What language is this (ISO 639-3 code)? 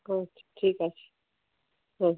ben